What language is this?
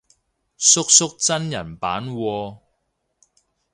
Cantonese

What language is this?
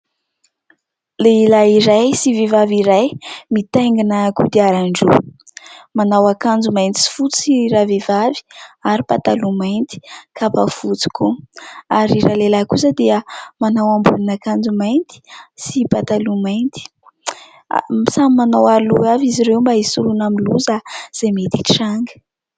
Malagasy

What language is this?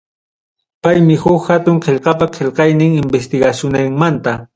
Ayacucho Quechua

